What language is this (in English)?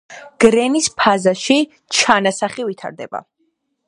Georgian